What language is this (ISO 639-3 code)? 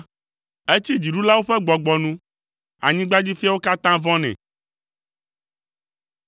ewe